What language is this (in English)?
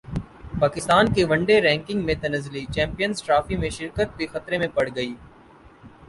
Urdu